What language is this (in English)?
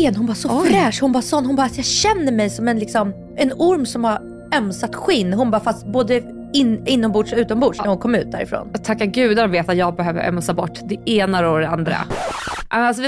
Swedish